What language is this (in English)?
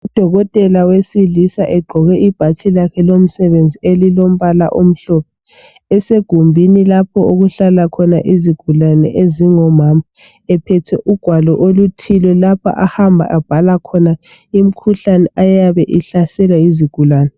North Ndebele